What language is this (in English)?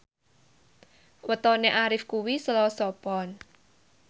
Javanese